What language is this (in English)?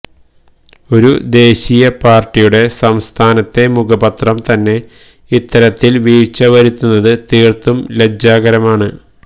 Malayalam